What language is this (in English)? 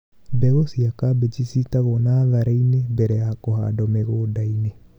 Kikuyu